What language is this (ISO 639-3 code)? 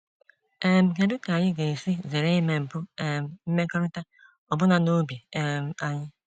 ibo